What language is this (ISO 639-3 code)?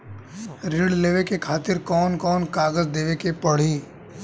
bho